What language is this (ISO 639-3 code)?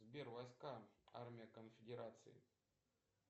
rus